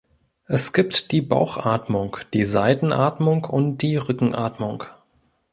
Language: German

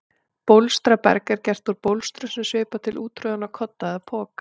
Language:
Icelandic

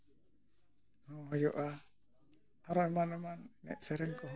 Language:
Santali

